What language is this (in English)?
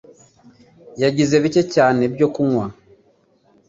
Kinyarwanda